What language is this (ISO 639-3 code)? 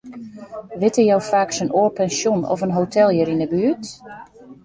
fry